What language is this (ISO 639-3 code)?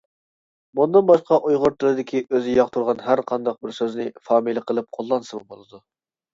uig